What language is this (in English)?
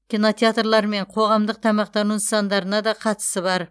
Kazakh